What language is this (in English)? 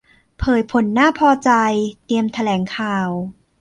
Thai